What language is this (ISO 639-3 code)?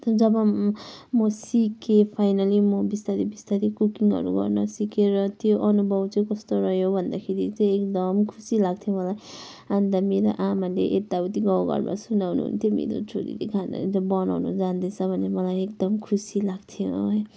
nep